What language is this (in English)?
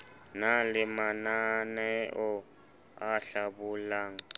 Southern Sotho